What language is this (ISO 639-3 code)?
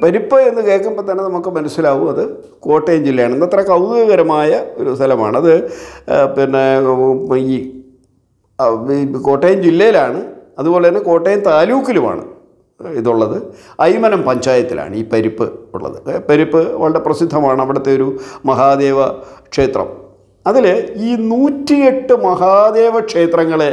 mal